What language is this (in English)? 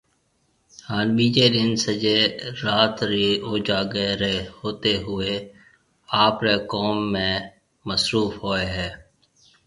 Marwari (Pakistan)